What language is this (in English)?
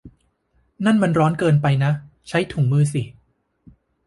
Thai